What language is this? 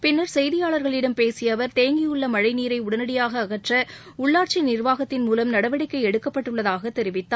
Tamil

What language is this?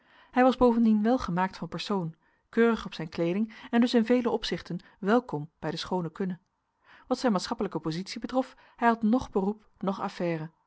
Dutch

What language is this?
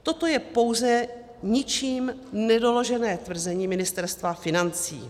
Czech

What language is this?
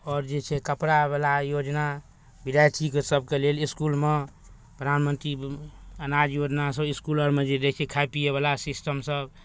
Maithili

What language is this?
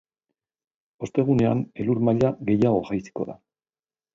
Basque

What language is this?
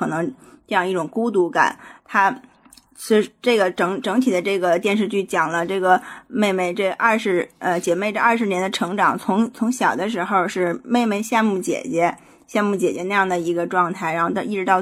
Chinese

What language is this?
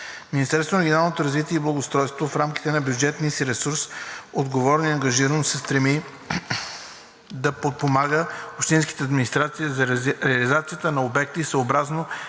Bulgarian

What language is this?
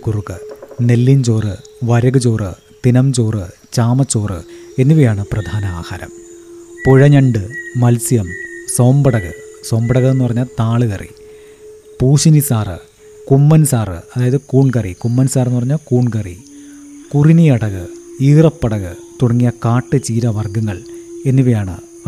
Malayalam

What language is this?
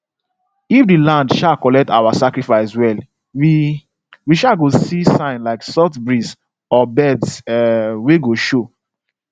Nigerian Pidgin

